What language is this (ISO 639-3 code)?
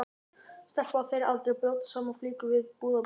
isl